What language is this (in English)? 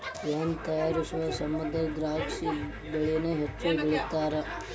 Kannada